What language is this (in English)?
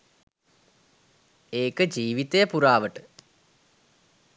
Sinhala